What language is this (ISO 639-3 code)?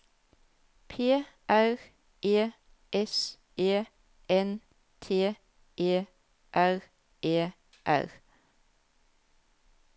nor